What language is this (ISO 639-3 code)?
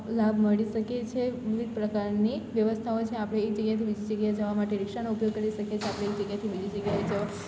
guj